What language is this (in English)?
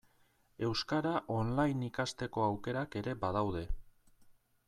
Basque